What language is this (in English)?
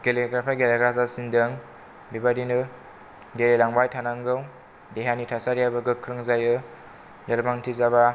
Bodo